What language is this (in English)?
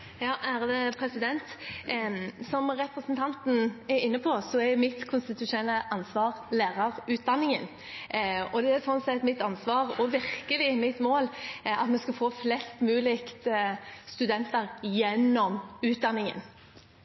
Norwegian Bokmål